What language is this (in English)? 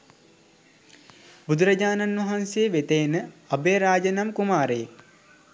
Sinhala